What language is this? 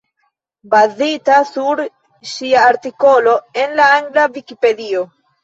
Esperanto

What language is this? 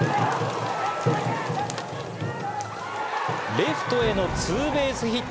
Japanese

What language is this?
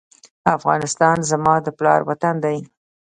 Pashto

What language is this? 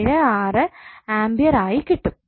Malayalam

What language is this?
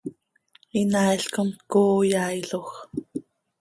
Seri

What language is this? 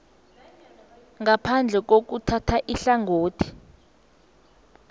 South Ndebele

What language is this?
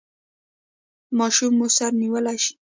Pashto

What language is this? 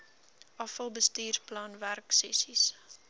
Afrikaans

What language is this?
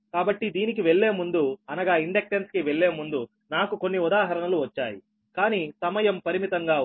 Telugu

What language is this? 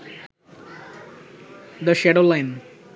Bangla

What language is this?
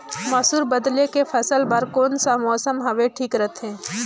Chhattisgarhi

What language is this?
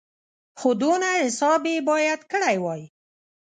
Pashto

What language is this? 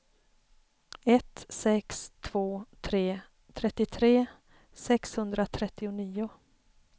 Swedish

